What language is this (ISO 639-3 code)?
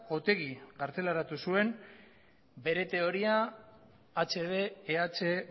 eus